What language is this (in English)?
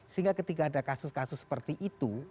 Indonesian